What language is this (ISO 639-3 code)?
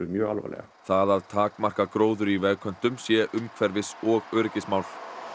isl